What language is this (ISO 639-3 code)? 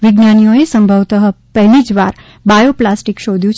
guj